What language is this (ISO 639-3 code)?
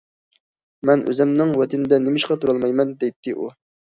uig